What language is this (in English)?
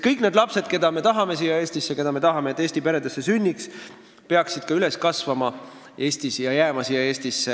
Estonian